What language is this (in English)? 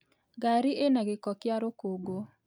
Kikuyu